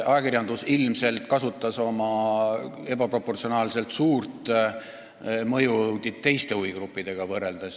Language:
Estonian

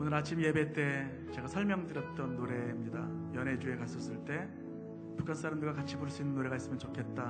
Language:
Korean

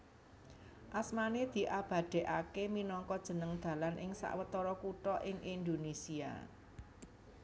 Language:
Javanese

